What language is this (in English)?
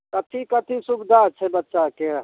Maithili